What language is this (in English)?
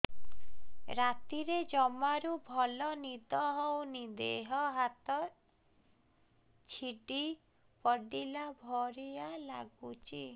Odia